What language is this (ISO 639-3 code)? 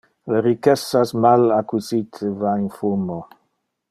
ina